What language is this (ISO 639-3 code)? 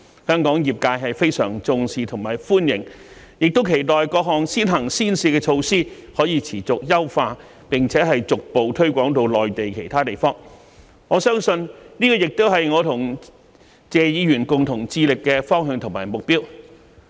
yue